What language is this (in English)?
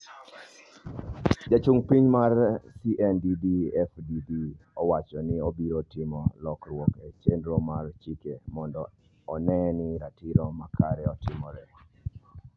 Luo (Kenya and Tanzania)